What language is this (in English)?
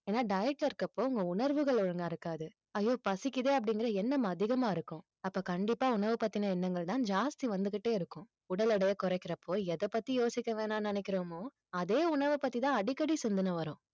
Tamil